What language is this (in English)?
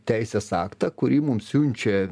Lithuanian